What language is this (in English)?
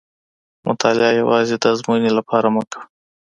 Pashto